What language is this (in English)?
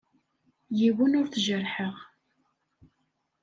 Kabyle